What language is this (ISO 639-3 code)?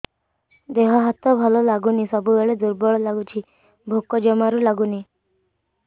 ori